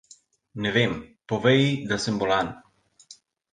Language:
Slovenian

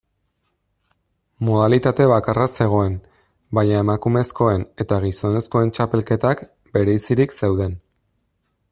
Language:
Basque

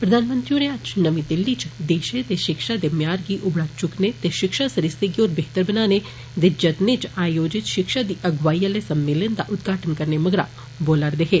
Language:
Dogri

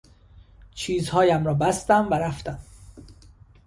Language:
Persian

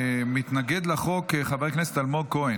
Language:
Hebrew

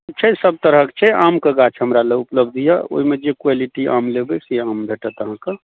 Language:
Maithili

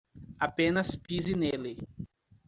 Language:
Portuguese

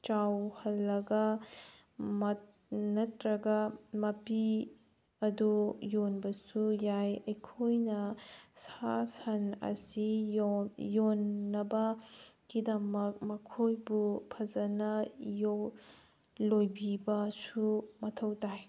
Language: Manipuri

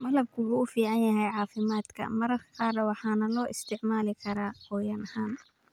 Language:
Somali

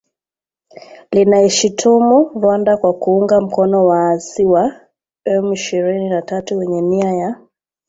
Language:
Swahili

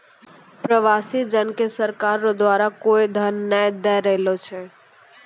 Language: Maithili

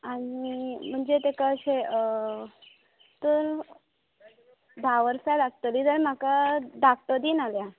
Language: Konkani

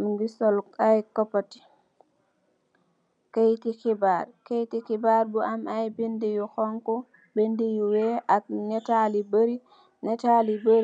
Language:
Wolof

